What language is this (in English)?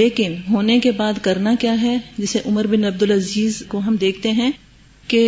Urdu